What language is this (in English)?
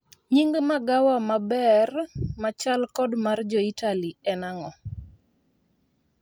Luo (Kenya and Tanzania)